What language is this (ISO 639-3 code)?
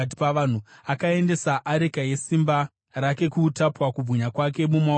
sna